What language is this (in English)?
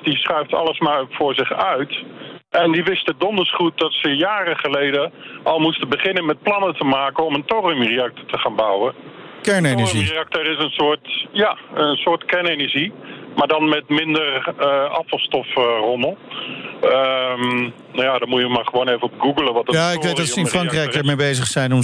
Dutch